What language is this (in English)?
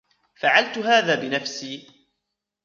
Arabic